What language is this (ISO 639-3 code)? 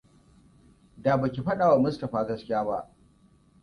hau